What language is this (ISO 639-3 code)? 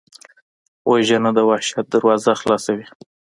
pus